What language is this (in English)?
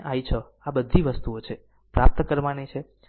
Gujarati